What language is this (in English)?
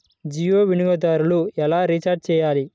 Telugu